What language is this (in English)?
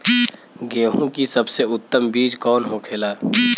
Bhojpuri